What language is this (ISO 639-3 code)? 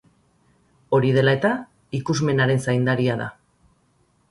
eus